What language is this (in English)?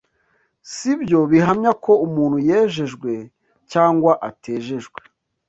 Kinyarwanda